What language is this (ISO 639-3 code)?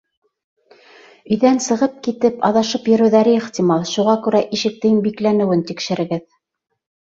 bak